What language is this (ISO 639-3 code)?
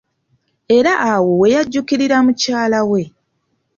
lug